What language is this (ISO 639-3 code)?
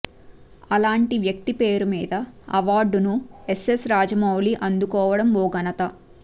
tel